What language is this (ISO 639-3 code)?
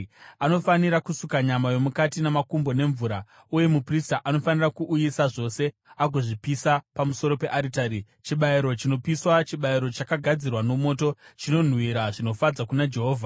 sna